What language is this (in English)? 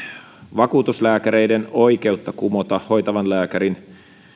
Finnish